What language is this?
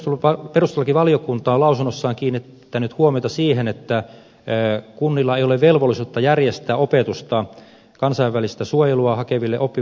Finnish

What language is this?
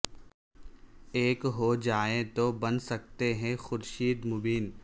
Urdu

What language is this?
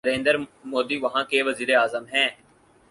Urdu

